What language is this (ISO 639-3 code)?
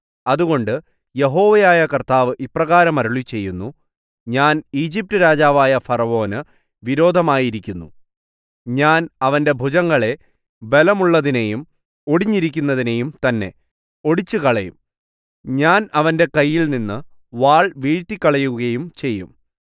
mal